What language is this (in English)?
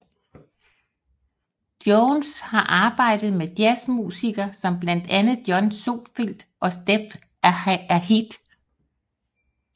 Danish